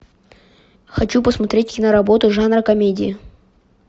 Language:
Russian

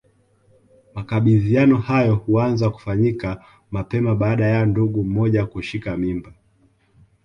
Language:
Swahili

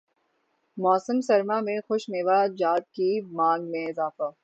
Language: Urdu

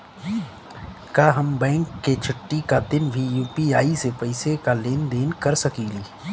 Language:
Bhojpuri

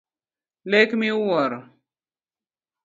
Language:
Luo (Kenya and Tanzania)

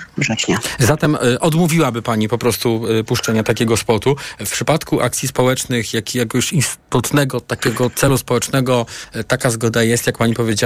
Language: Polish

